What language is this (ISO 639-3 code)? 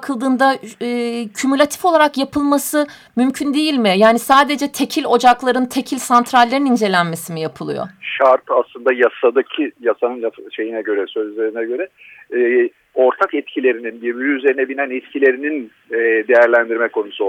tur